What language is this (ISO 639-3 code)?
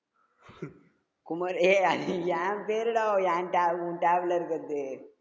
tam